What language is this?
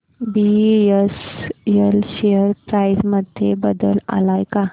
Marathi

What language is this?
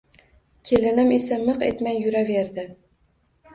Uzbek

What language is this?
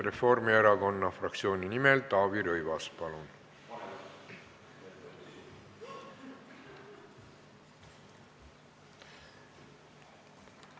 Estonian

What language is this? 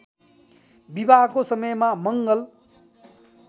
Nepali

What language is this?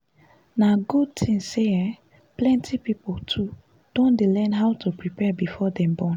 Nigerian Pidgin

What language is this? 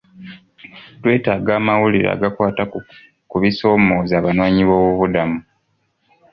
Ganda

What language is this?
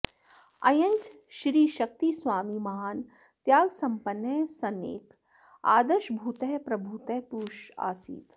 Sanskrit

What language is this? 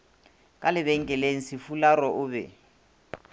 Northern Sotho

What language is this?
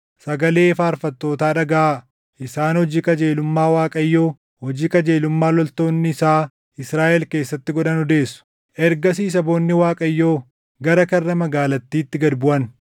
Oromo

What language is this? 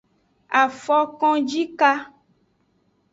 Aja (Benin)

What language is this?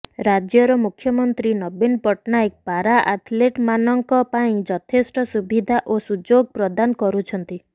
Odia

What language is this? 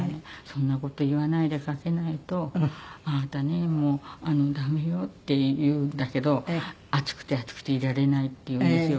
Japanese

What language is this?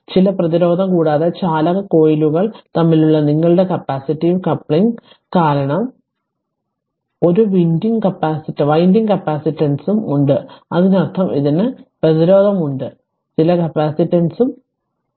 Malayalam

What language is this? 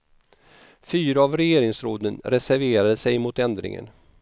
Swedish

